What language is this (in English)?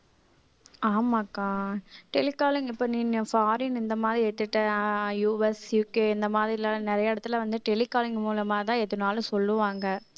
Tamil